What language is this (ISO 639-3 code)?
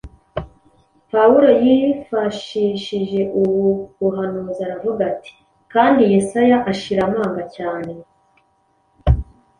kin